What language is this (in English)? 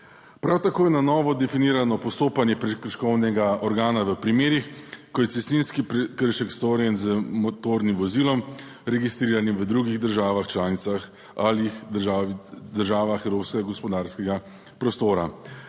Slovenian